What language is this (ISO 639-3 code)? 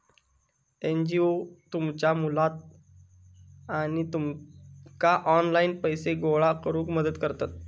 mar